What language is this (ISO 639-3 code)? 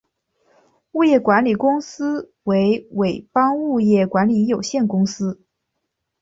zho